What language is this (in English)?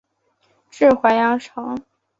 Chinese